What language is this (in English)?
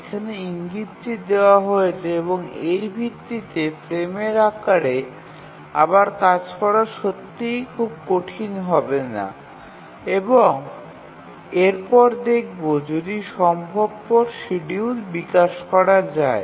Bangla